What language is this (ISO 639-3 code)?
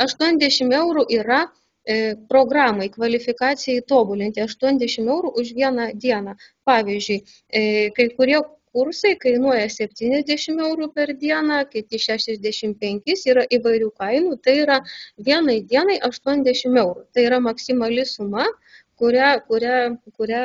lit